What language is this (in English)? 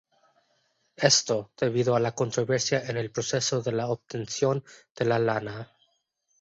Spanish